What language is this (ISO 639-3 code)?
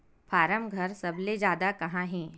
hne